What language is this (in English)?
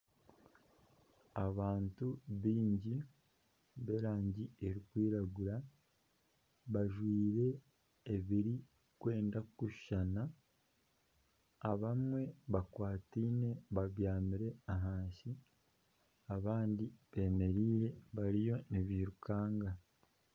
Nyankole